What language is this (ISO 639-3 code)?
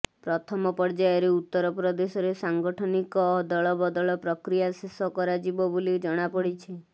ori